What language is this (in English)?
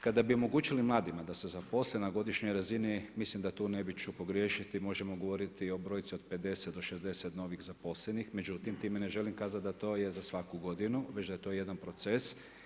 Croatian